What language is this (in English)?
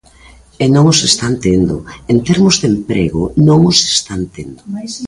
Galician